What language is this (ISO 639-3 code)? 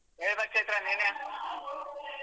kan